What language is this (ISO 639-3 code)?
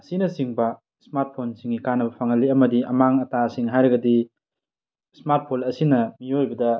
mni